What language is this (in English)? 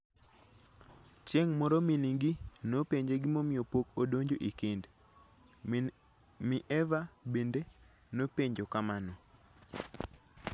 Luo (Kenya and Tanzania)